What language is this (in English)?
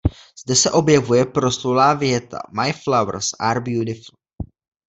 Czech